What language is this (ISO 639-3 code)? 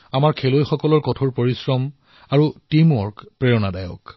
asm